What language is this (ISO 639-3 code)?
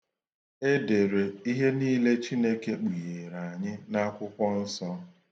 ibo